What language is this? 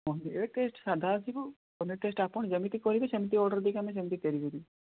Odia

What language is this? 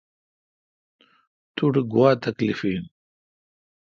Kalkoti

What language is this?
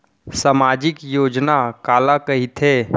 Chhattisgarhi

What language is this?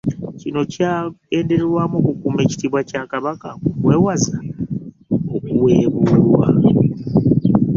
Ganda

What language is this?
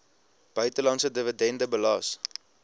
Afrikaans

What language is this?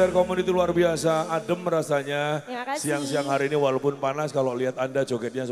Indonesian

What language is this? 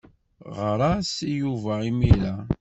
Kabyle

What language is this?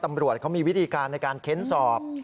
Thai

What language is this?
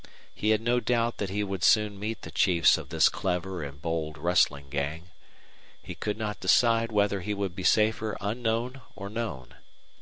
English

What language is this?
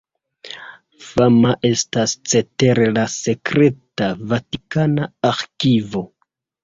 Esperanto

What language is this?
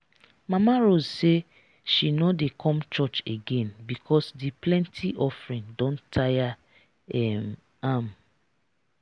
Nigerian Pidgin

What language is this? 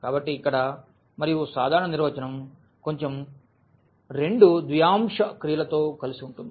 Telugu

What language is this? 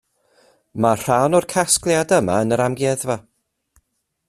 Welsh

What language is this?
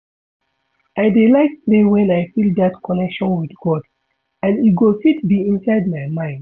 Nigerian Pidgin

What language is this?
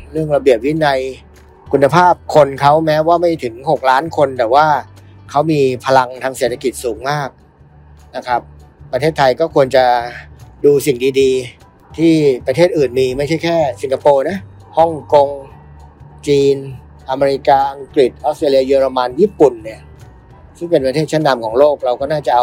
Thai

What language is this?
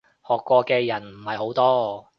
Cantonese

